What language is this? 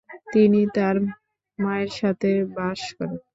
Bangla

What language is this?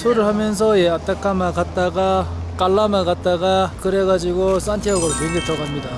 Korean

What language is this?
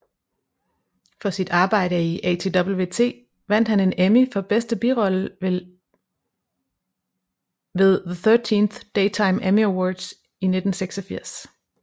Danish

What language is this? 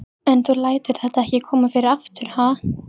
Icelandic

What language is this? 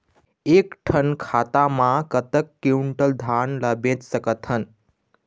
Chhattisgarhi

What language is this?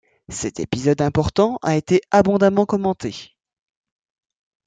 French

